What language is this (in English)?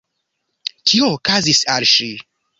Esperanto